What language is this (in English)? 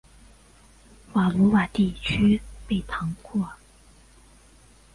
Chinese